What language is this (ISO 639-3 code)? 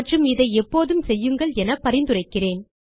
tam